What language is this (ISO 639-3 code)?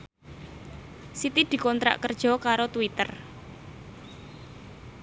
jav